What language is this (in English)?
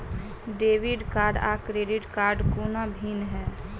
Maithili